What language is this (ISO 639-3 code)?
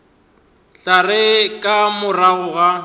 nso